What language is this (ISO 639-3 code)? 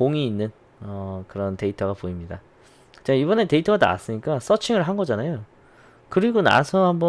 kor